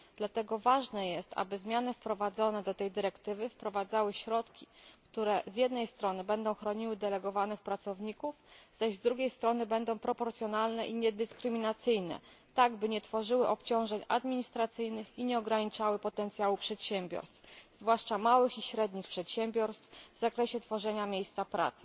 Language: Polish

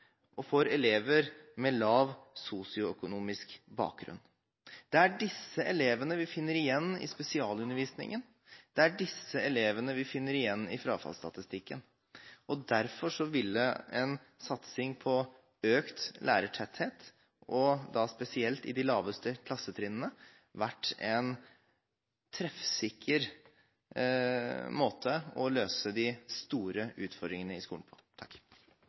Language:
Norwegian Bokmål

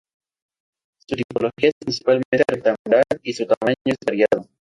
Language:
Spanish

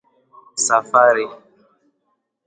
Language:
Swahili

